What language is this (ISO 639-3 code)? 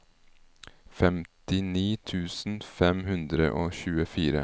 nor